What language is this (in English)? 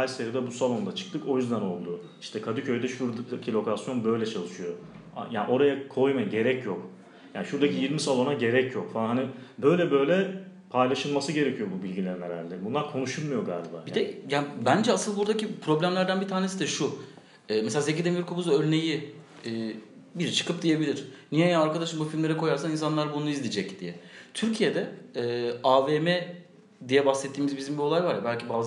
Turkish